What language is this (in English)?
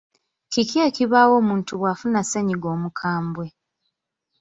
Ganda